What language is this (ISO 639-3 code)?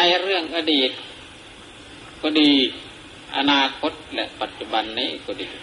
tha